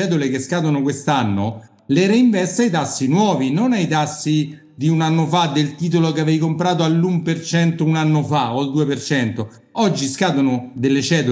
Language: Italian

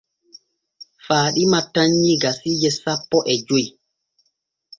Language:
Borgu Fulfulde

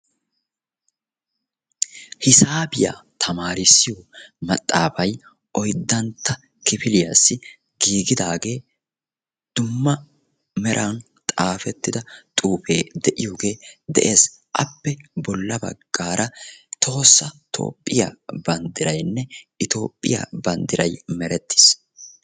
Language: Wolaytta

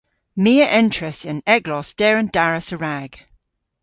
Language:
Cornish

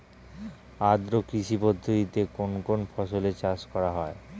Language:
Bangla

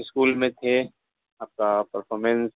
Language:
Urdu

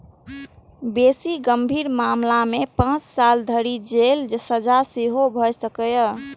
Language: Maithili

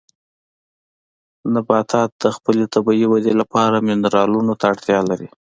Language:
Pashto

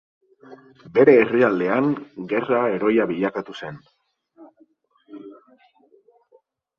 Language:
Basque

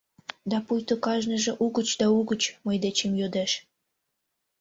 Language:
Mari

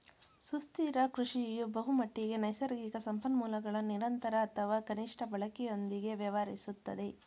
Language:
Kannada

